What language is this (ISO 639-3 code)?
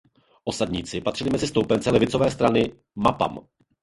ces